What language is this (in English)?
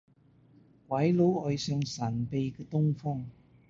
Cantonese